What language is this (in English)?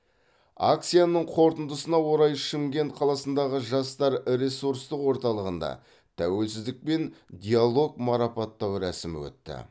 Kazakh